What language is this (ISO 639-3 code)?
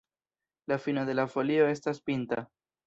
epo